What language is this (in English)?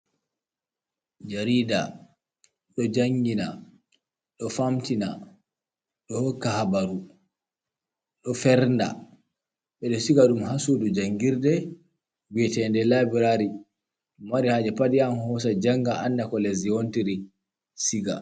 Fula